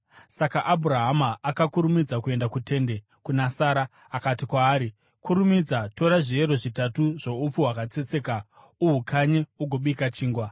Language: Shona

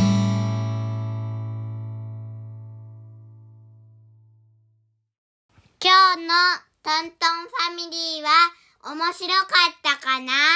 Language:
Japanese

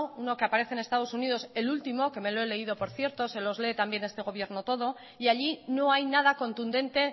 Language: Spanish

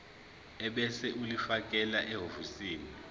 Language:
Zulu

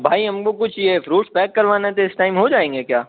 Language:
Urdu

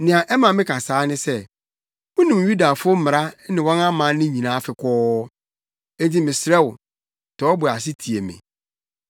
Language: Akan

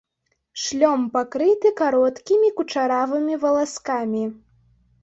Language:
Belarusian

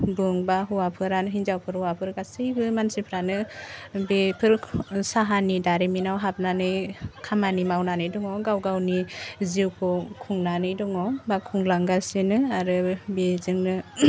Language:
Bodo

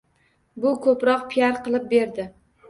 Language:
Uzbek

